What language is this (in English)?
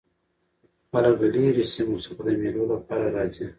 Pashto